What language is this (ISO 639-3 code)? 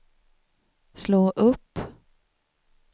swe